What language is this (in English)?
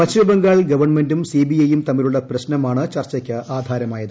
Malayalam